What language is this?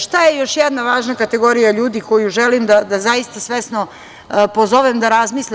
Serbian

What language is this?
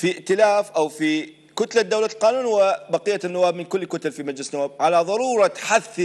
Arabic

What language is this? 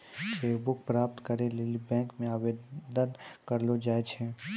Maithili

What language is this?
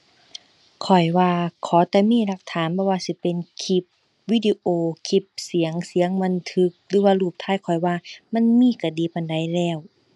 Thai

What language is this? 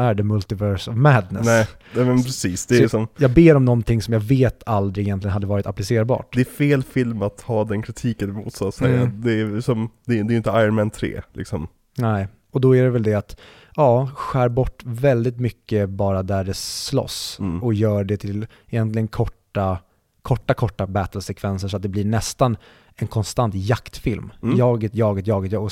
Swedish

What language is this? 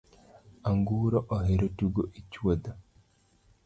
Luo (Kenya and Tanzania)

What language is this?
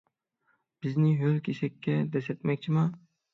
Uyghur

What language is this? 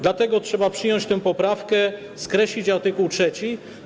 Polish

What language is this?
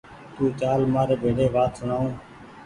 Goaria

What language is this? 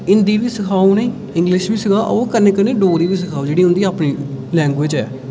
Dogri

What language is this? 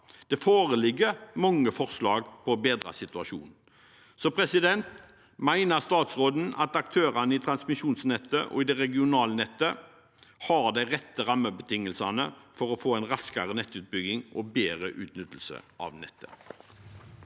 Norwegian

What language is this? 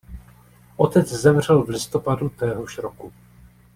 Czech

